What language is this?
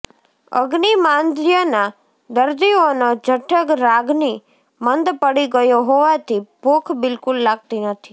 Gujarati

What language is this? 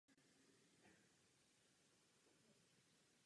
Czech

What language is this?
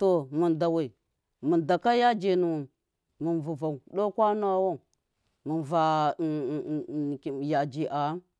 Miya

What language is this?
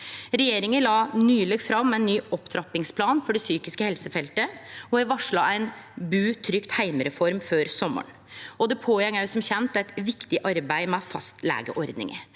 Norwegian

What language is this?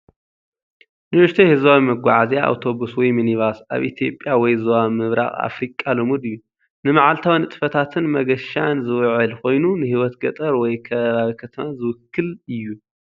Tigrinya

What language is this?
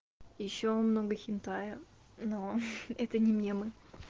Russian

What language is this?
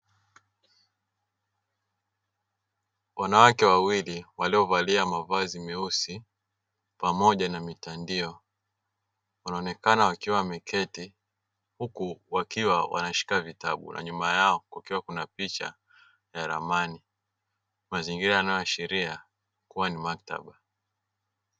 Swahili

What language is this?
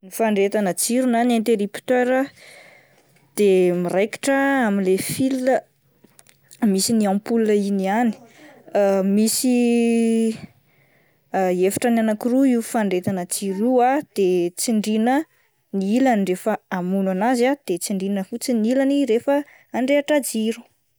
Malagasy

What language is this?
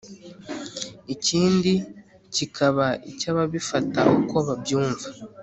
Kinyarwanda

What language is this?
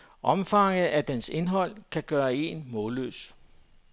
Danish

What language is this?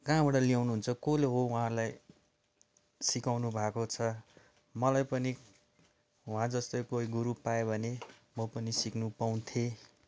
Nepali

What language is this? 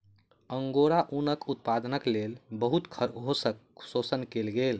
Maithili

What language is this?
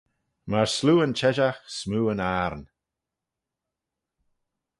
Manx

